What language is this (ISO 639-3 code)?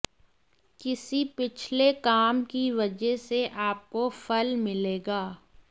hin